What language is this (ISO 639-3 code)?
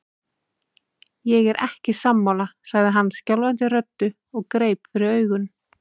isl